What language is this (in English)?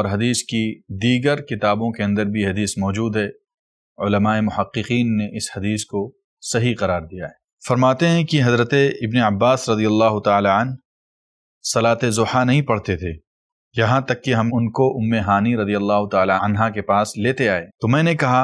Arabic